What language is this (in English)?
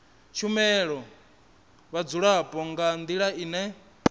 Venda